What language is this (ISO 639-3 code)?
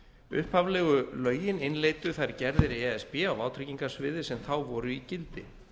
isl